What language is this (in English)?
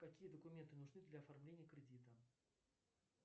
Russian